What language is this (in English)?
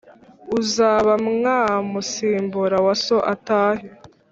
Kinyarwanda